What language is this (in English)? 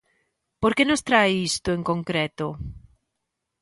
Galician